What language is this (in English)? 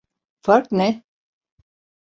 Turkish